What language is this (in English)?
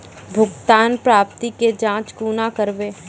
Maithili